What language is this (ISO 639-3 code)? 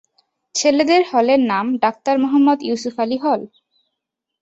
ben